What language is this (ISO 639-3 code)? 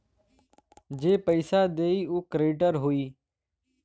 bho